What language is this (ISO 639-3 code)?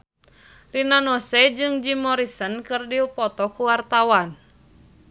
sun